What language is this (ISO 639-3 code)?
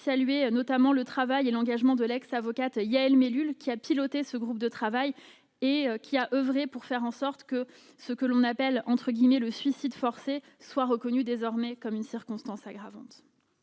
fra